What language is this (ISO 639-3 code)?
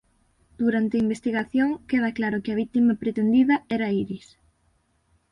glg